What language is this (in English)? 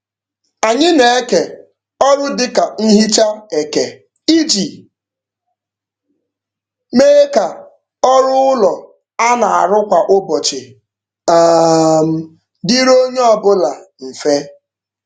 Igbo